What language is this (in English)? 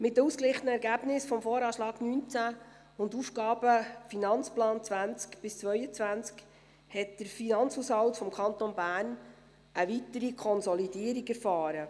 Swiss German